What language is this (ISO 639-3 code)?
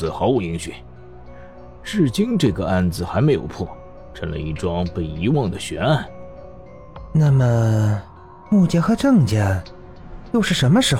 zho